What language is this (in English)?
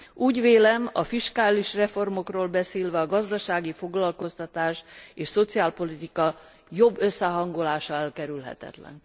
Hungarian